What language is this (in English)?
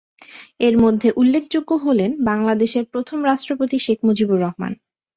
Bangla